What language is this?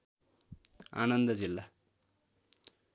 Nepali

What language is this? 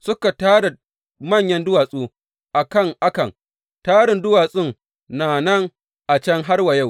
Hausa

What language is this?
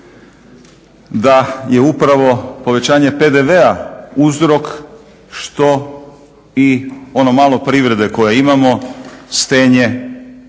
Croatian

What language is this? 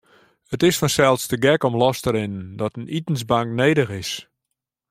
Western Frisian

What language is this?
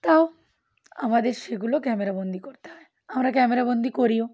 Bangla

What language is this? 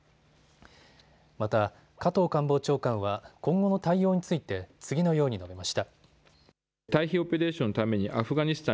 Japanese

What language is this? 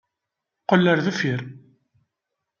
Kabyle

